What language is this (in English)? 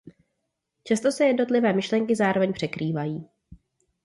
Czech